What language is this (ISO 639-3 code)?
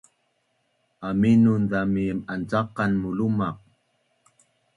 bnn